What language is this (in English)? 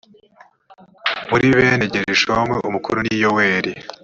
Kinyarwanda